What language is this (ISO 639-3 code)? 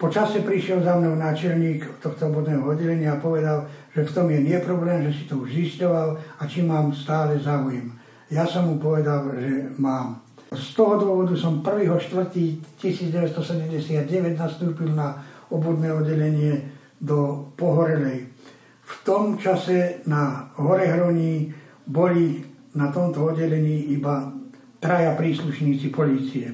slk